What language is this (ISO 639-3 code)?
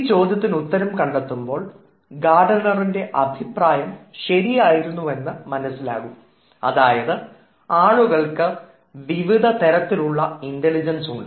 mal